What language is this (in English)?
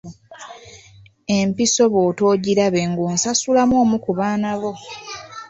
Ganda